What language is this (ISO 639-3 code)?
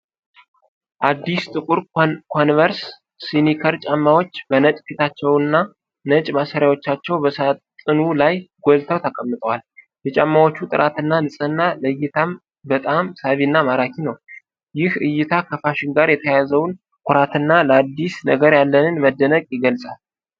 amh